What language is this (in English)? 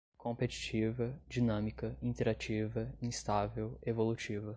Portuguese